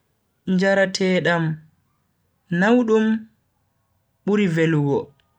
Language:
Bagirmi Fulfulde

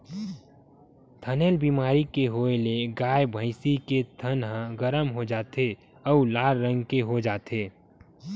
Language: Chhattisgarhi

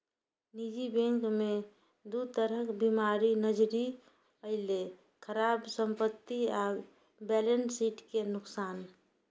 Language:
Maithili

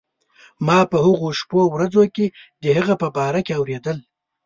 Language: Pashto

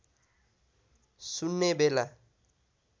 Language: Nepali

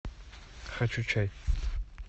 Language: Russian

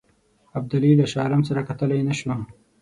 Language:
Pashto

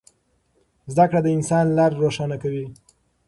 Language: Pashto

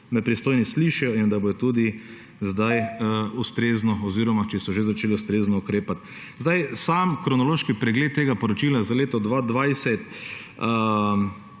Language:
Slovenian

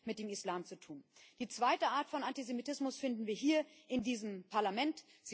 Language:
German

